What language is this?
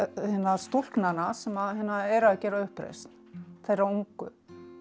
Icelandic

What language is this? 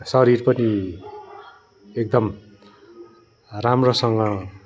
Nepali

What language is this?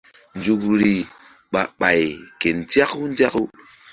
Mbum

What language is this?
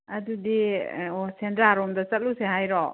Manipuri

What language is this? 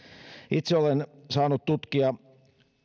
Finnish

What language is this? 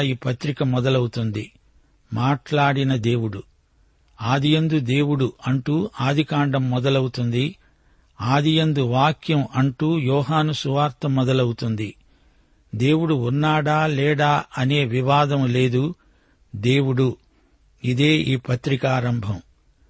Telugu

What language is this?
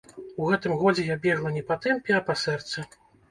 Belarusian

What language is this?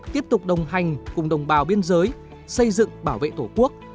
Vietnamese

